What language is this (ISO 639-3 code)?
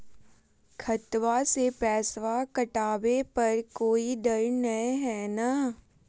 mag